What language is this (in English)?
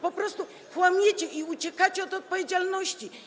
Polish